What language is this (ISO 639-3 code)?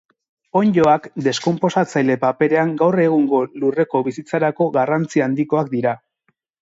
eus